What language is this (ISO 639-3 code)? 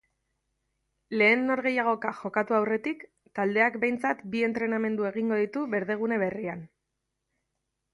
eus